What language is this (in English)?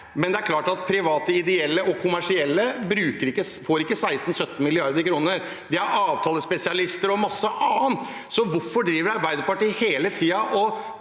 Norwegian